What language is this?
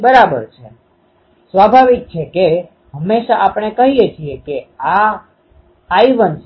Gujarati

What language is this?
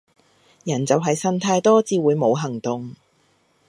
Cantonese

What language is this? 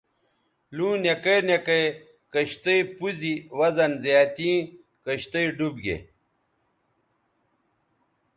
Bateri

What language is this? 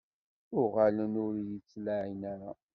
Kabyle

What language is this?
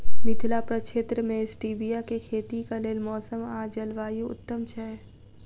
Maithili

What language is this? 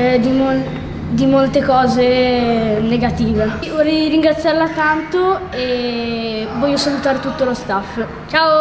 Italian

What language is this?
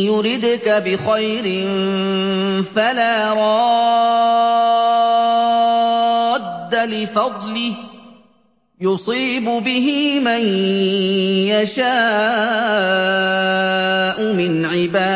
Arabic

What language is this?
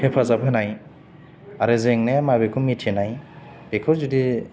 Bodo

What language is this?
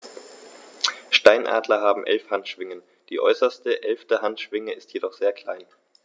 German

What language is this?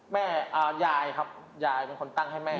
Thai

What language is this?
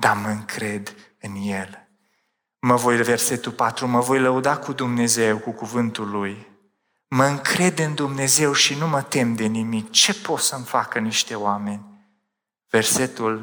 Romanian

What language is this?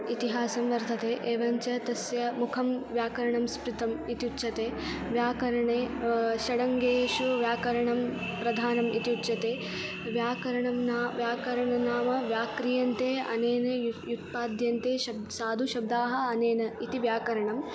Sanskrit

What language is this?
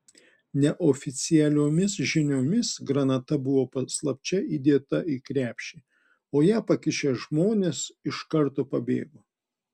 Lithuanian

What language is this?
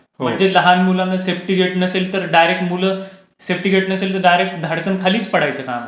Marathi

